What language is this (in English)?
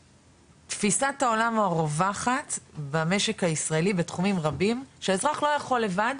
Hebrew